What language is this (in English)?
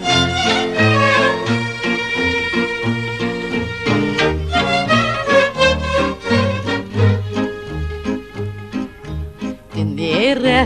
Romanian